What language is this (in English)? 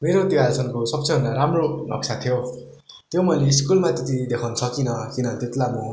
Nepali